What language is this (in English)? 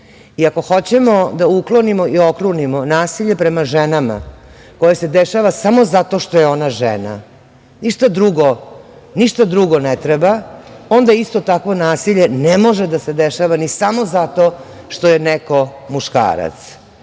Serbian